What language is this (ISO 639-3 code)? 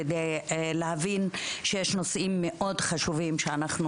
heb